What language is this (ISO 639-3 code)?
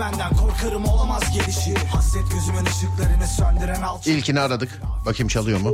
tur